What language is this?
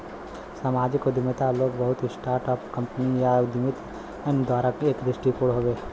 Bhojpuri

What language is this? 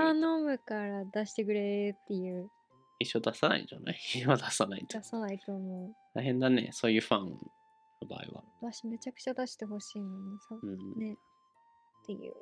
Japanese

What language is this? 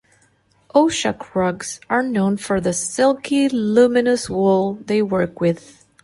English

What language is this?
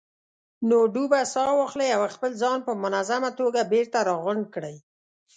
Pashto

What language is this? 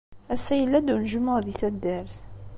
Kabyle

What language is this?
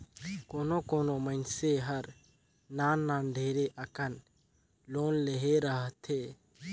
Chhattisgarhi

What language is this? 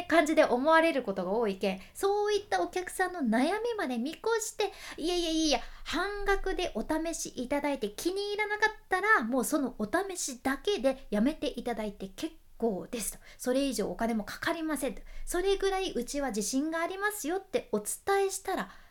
Japanese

